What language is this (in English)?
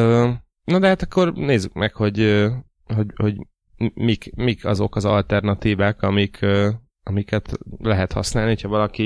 Hungarian